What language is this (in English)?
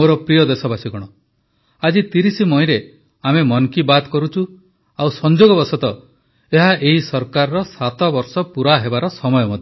Odia